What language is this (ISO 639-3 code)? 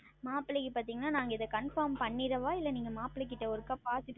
tam